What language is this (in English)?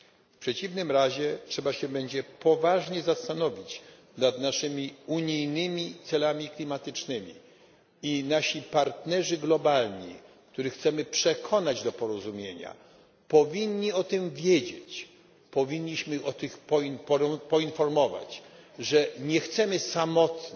Polish